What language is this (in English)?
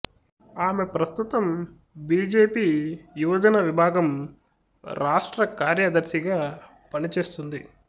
Telugu